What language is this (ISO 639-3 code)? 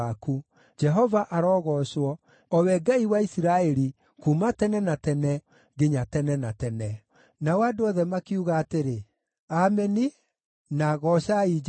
kik